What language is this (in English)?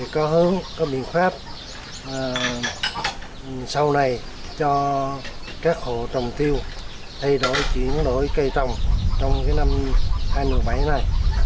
Vietnamese